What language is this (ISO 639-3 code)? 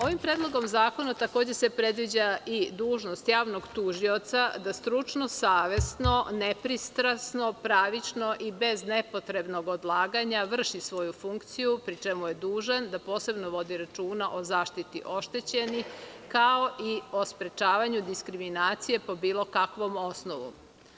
srp